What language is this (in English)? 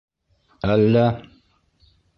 Bashkir